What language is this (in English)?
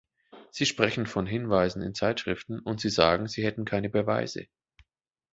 German